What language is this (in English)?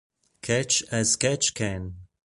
Italian